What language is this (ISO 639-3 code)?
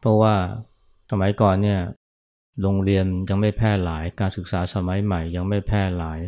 tha